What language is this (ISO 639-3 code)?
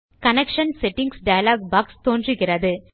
tam